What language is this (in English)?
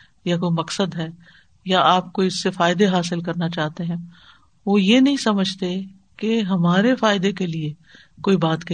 Urdu